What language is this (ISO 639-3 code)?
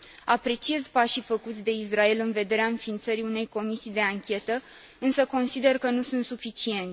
ron